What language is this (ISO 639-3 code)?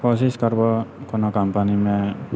mai